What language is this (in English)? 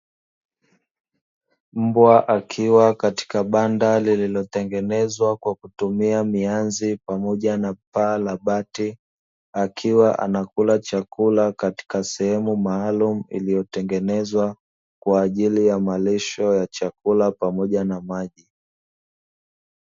Swahili